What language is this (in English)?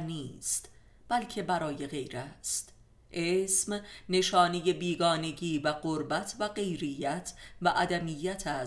Persian